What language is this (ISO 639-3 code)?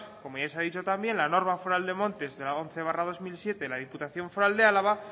spa